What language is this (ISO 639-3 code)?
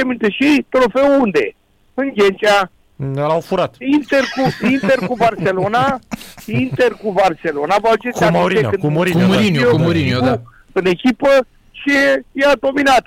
ron